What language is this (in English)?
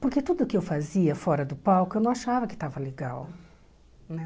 Portuguese